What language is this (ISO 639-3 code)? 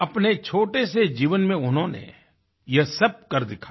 hin